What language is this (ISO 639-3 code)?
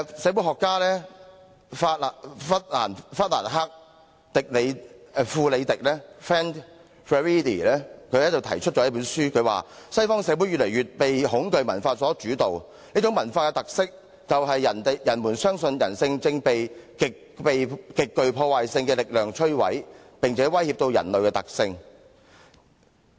yue